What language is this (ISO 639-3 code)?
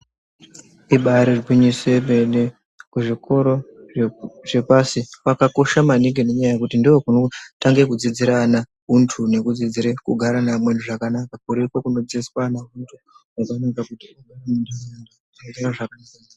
ndc